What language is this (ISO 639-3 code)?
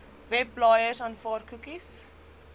afr